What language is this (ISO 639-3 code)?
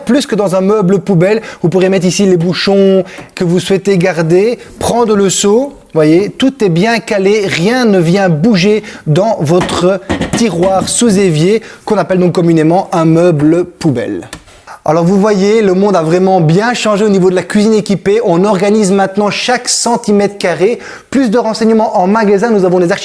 fra